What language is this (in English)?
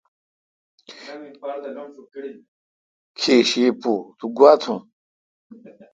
Kalkoti